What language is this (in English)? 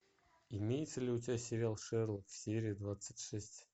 Russian